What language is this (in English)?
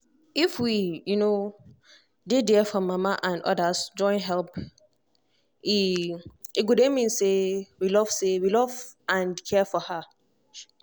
Nigerian Pidgin